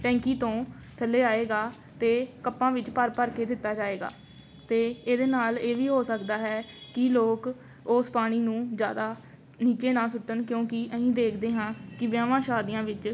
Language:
Punjabi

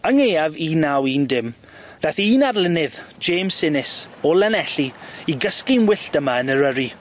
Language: Welsh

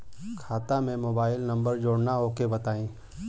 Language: Bhojpuri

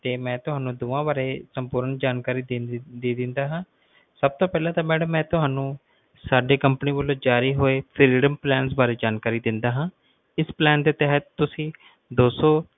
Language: Punjabi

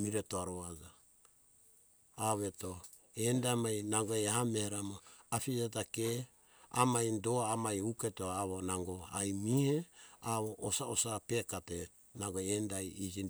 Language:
Hunjara-Kaina Ke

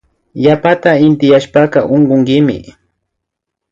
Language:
Imbabura Highland Quichua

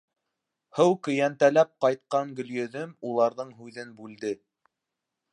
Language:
Bashkir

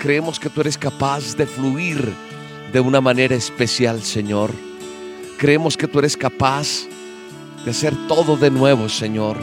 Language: Spanish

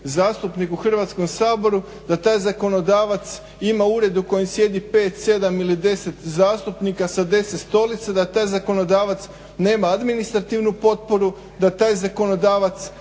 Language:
Croatian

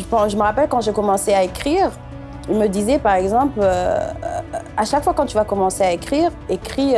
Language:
French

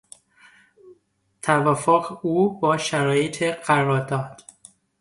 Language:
Persian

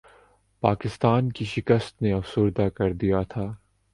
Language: Urdu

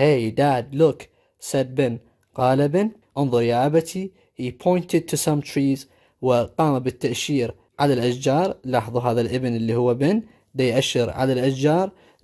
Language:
Arabic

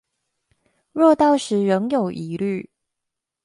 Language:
Chinese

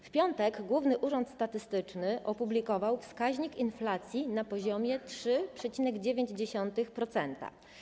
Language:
Polish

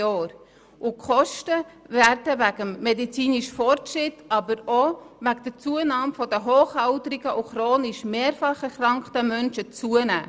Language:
Swiss German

